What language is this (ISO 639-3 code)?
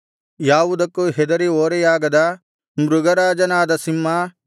kan